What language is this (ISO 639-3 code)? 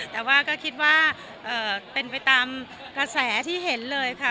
tha